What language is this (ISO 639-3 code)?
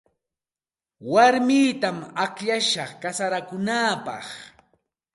qxt